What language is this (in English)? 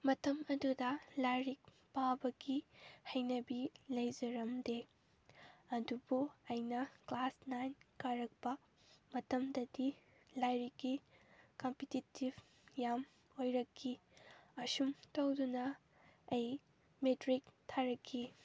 Manipuri